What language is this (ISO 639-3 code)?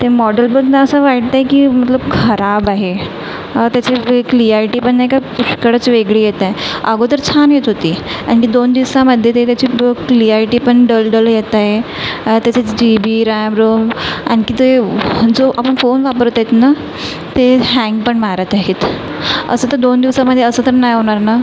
mar